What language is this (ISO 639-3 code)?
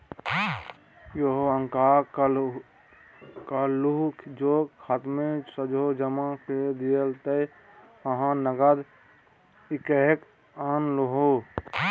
mai